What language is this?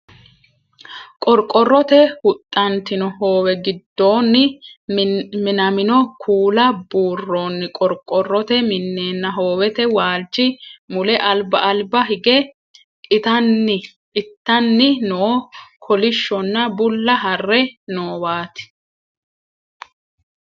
Sidamo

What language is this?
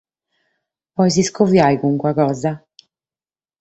Sardinian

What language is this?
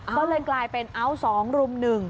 Thai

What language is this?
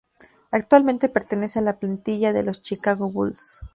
Spanish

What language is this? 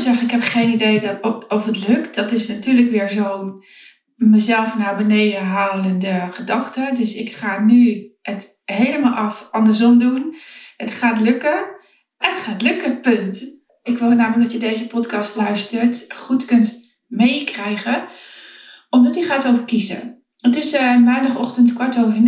Dutch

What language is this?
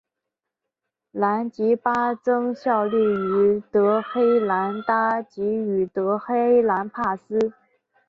Chinese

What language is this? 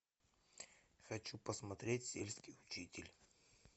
Russian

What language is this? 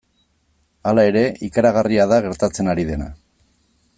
Basque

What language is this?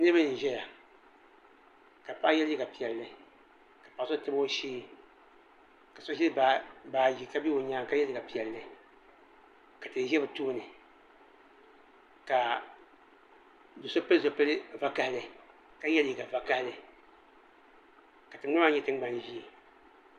Dagbani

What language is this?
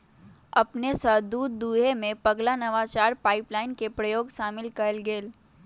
Magahi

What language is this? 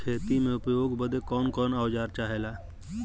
Bhojpuri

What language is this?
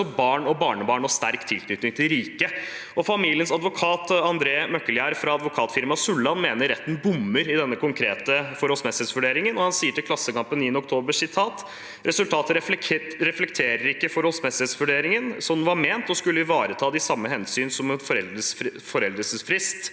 Norwegian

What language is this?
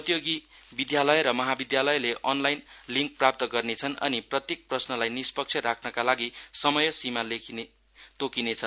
Nepali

